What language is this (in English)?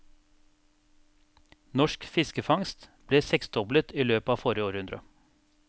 Norwegian